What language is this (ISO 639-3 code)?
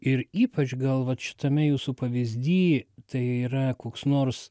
lit